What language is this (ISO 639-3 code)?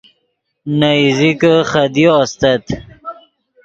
ydg